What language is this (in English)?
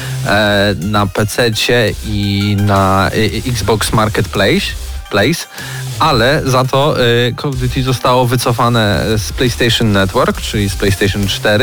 Polish